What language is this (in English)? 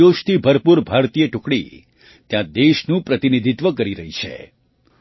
Gujarati